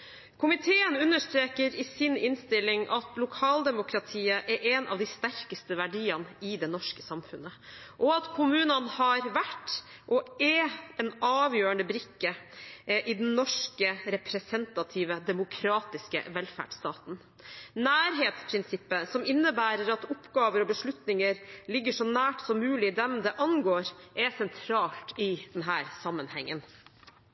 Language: Norwegian Bokmål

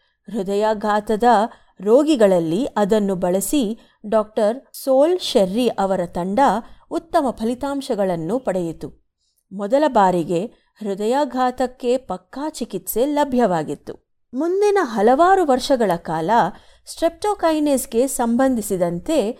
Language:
Kannada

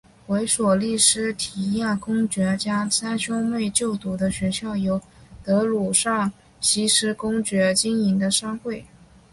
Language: Chinese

